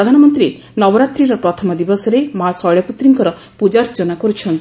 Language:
Odia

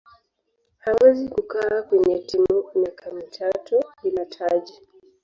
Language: Swahili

